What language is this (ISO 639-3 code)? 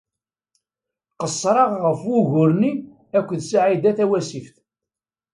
kab